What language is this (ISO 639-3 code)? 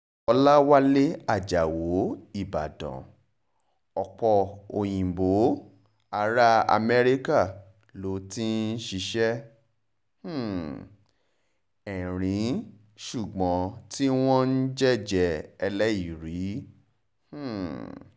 yor